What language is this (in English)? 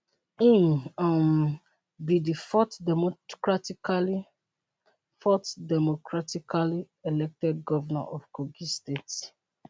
Nigerian Pidgin